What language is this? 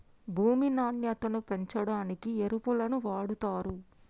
Telugu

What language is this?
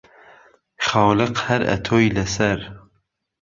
Central Kurdish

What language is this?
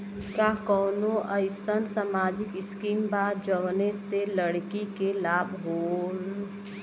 Bhojpuri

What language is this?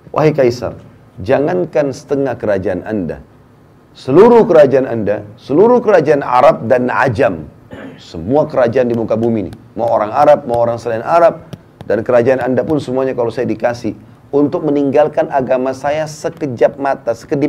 Indonesian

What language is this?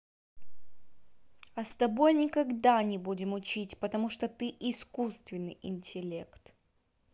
Russian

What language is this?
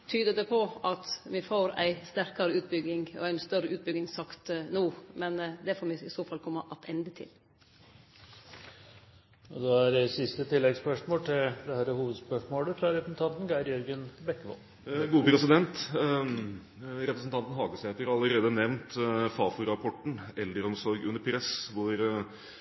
Norwegian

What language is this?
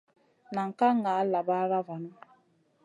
Masana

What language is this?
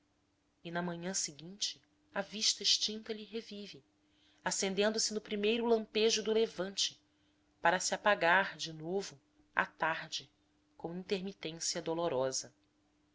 Portuguese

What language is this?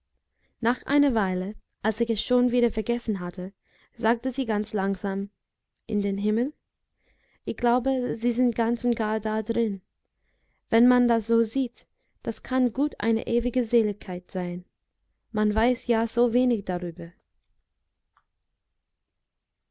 German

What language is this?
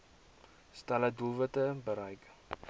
Afrikaans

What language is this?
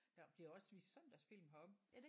Danish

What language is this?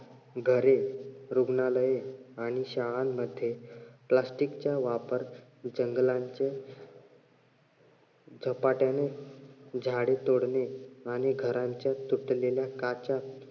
Marathi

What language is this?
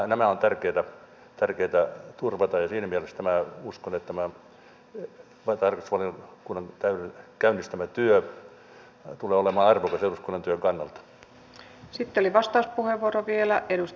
Finnish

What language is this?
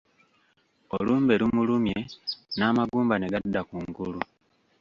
Ganda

